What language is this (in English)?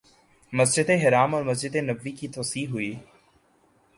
Urdu